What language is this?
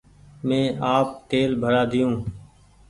Goaria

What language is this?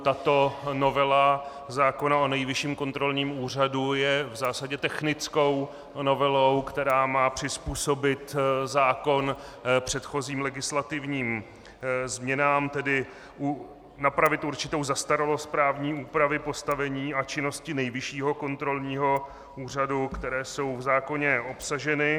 Czech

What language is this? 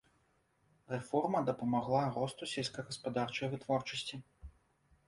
Belarusian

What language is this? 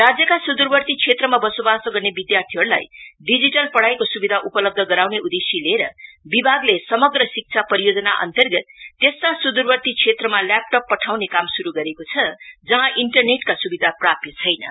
Nepali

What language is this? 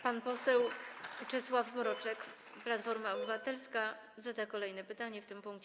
Polish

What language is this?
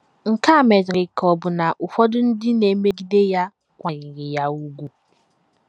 Igbo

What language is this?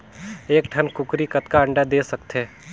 Chhattisgarhi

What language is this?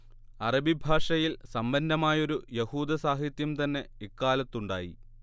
Malayalam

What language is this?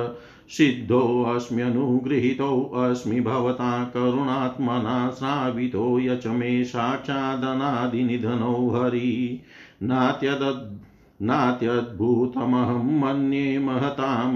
Hindi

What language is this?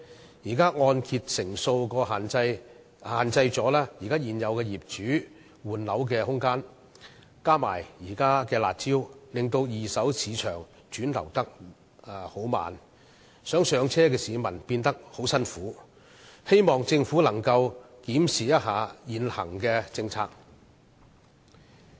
Cantonese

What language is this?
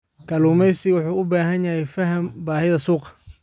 Somali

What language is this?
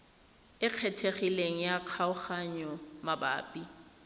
Tswana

